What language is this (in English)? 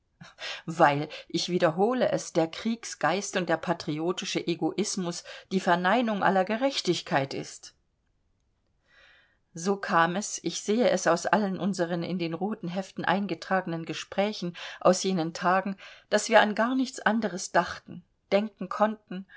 German